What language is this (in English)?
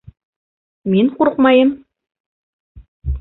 Bashkir